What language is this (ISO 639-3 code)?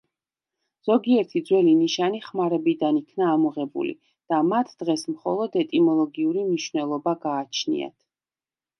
kat